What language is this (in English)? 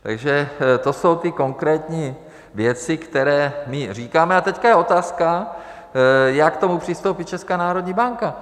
Czech